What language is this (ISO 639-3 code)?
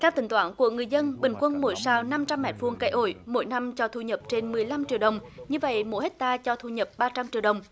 vie